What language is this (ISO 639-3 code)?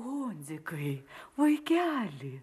lit